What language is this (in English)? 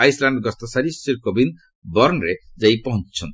Odia